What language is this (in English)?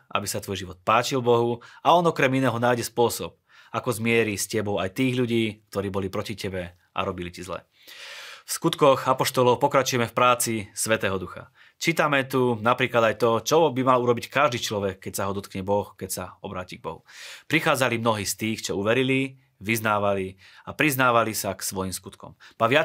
Slovak